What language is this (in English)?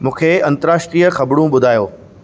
Sindhi